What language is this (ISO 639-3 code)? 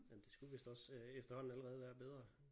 dan